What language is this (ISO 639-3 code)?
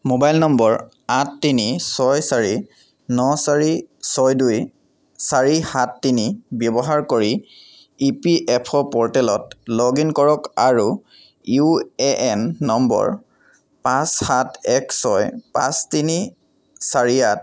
asm